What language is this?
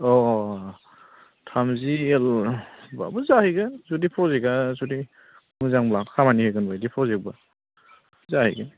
Bodo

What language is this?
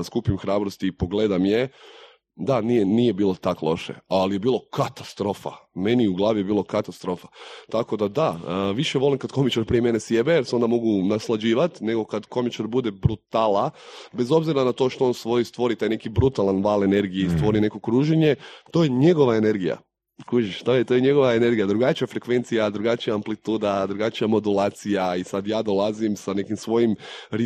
Croatian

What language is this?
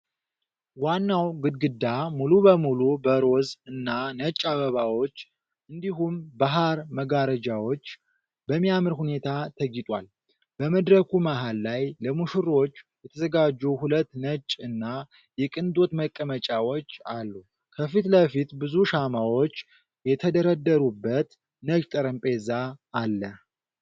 Amharic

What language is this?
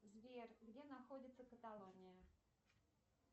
Russian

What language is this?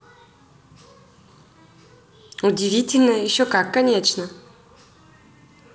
Russian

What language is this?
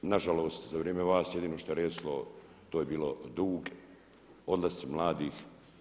Croatian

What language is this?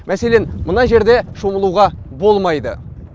Kazakh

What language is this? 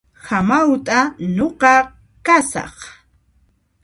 Puno Quechua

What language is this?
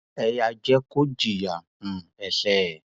Yoruba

